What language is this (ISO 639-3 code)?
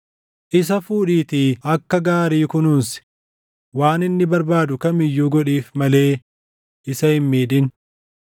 orm